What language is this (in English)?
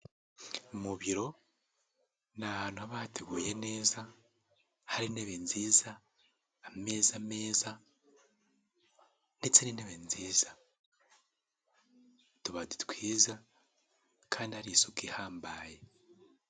Kinyarwanda